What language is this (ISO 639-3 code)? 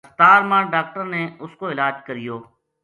gju